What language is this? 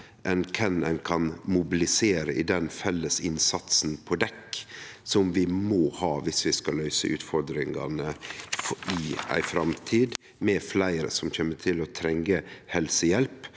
Norwegian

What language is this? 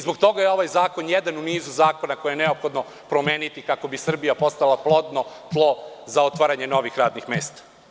Serbian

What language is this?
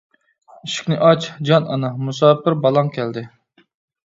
Uyghur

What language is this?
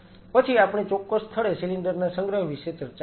Gujarati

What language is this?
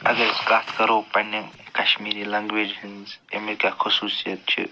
Kashmiri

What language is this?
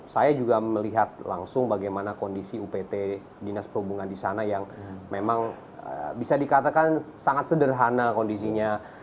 Indonesian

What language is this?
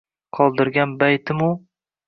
Uzbek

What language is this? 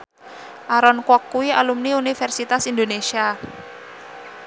Javanese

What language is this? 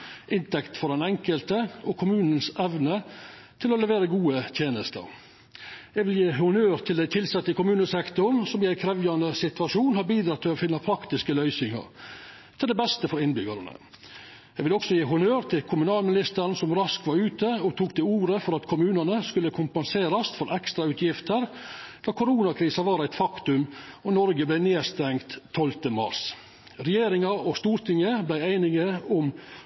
Norwegian Nynorsk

